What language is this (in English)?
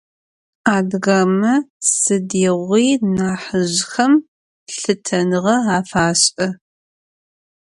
Adyghe